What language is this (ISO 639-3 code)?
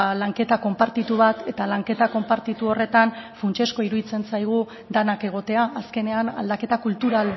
eus